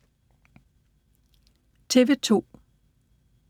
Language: Danish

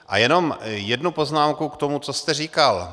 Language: Czech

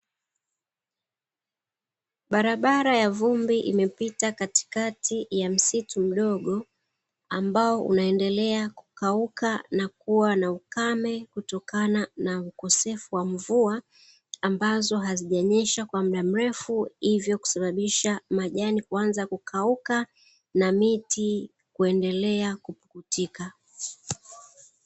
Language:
Swahili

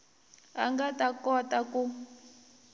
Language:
Tsonga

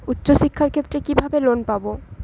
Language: Bangla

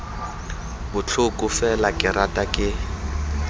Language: Tswana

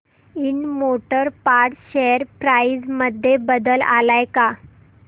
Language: Marathi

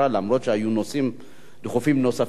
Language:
Hebrew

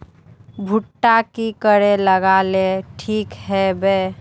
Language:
Magahi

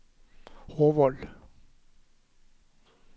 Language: Norwegian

